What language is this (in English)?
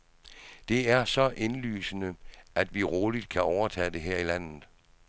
Danish